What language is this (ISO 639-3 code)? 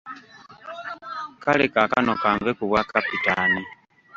lug